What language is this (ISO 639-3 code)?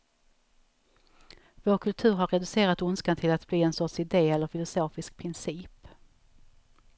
swe